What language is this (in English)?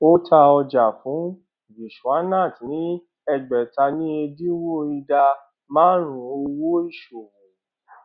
Yoruba